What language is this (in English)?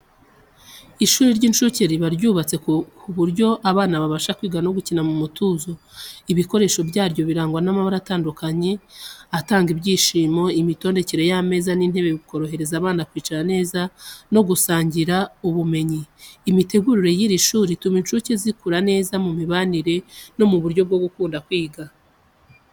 Kinyarwanda